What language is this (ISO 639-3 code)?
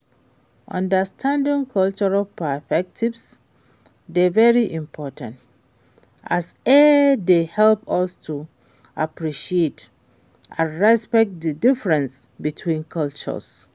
pcm